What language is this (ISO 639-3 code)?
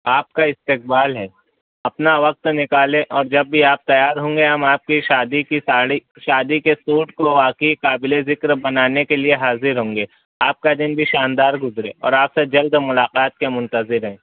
urd